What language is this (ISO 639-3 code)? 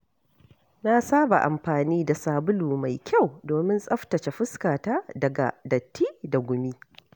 hau